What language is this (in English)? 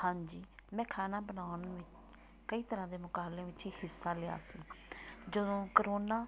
Punjabi